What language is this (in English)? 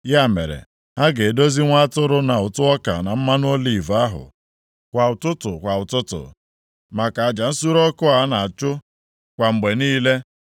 Igbo